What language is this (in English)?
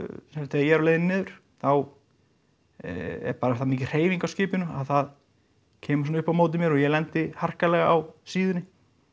Icelandic